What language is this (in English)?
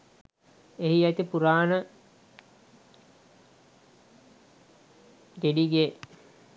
Sinhala